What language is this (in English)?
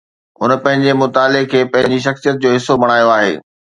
Sindhi